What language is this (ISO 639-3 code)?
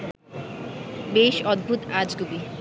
ben